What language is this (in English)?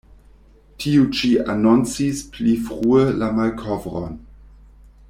Esperanto